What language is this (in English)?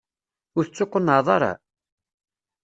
Kabyle